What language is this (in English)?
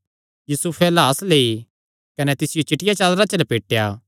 Kangri